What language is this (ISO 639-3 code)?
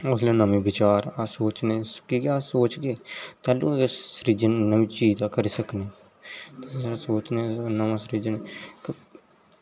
doi